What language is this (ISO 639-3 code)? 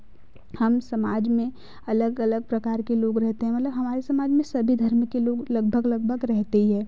hin